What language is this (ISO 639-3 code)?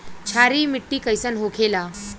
bho